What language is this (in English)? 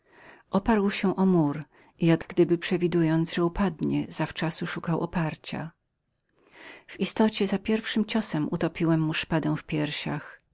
Polish